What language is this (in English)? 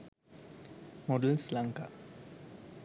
Sinhala